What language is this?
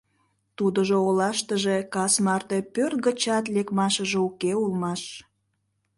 Mari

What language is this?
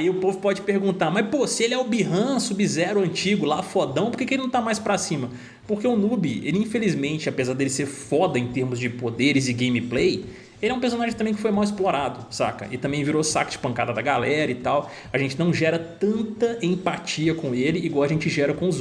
Portuguese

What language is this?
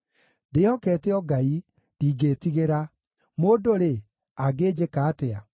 Kikuyu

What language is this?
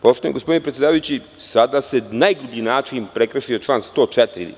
Serbian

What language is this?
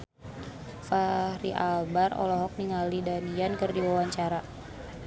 Sundanese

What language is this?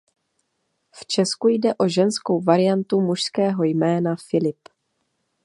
Czech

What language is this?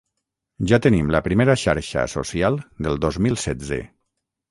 Catalan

